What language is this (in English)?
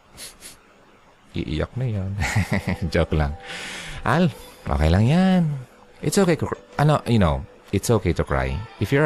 Filipino